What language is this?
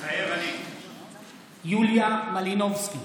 Hebrew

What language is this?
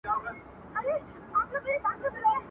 Pashto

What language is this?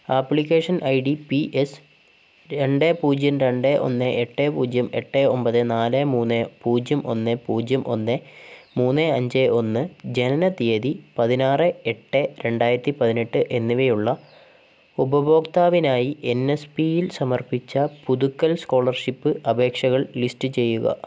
Malayalam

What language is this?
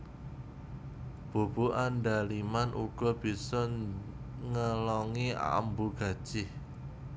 Javanese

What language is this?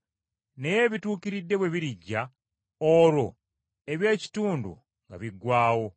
Ganda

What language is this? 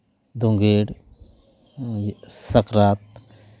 Santali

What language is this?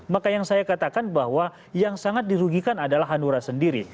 Indonesian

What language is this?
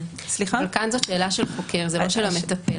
Hebrew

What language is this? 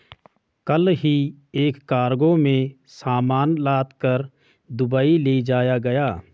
Hindi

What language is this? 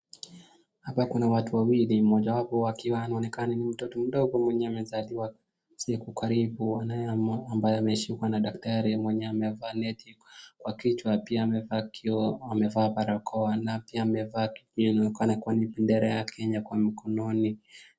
Swahili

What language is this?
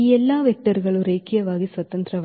Kannada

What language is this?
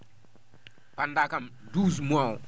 Fula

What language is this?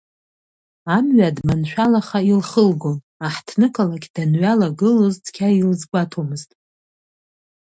Abkhazian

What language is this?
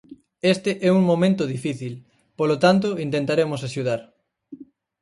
Galician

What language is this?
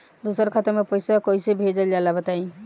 Bhojpuri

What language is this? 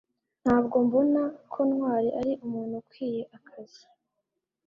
Kinyarwanda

